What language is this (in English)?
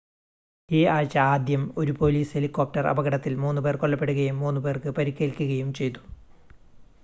Malayalam